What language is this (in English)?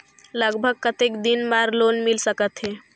Chhattisgarhi